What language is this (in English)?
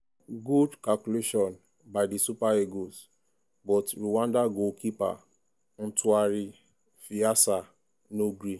Nigerian Pidgin